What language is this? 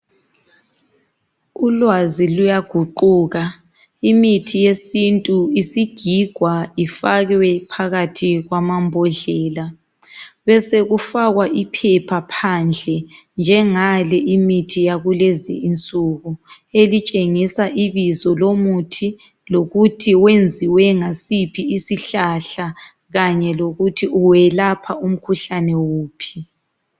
North Ndebele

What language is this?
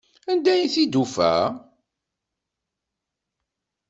Kabyle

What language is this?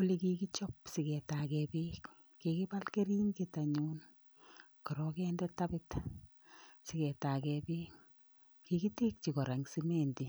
Kalenjin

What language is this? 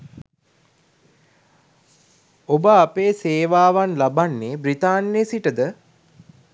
Sinhala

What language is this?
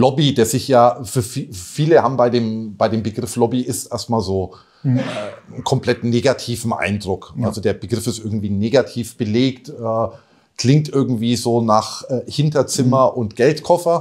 German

